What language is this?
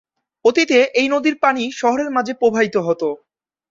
Bangla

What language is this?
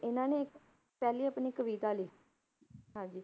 Punjabi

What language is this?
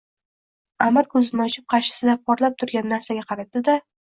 Uzbek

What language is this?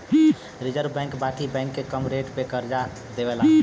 Bhojpuri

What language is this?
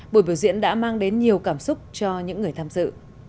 Vietnamese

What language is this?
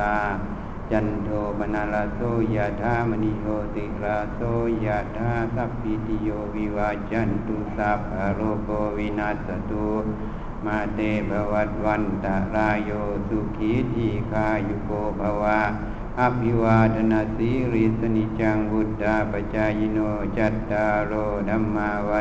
Thai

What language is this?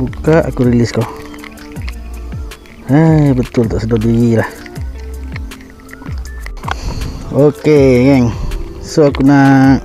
Malay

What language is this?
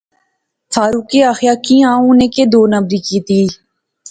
Pahari-Potwari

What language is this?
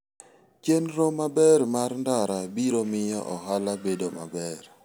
Luo (Kenya and Tanzania)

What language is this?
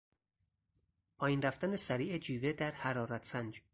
Persian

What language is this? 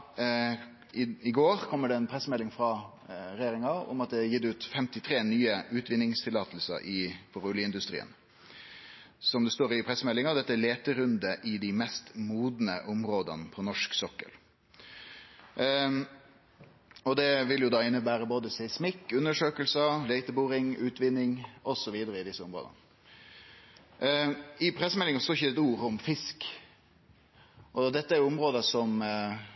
Norwegian Nynorsk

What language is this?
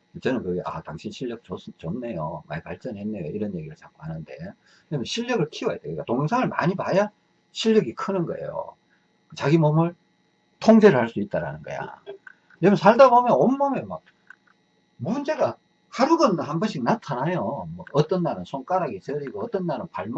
Korean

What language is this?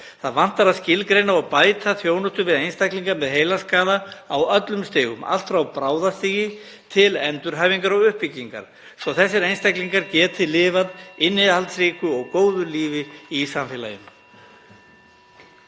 Icelandic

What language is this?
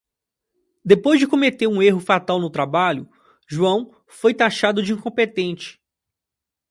Portuguese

